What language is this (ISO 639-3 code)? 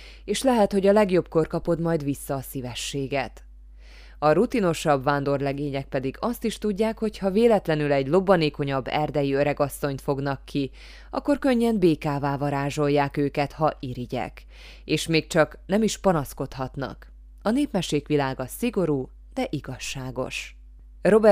hun